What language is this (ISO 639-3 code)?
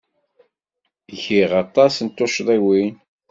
kab